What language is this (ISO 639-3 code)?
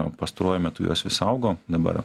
lit